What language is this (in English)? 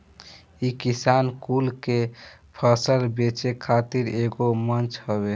Bhojpuri